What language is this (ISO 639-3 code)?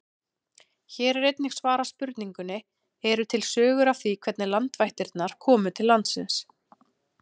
isl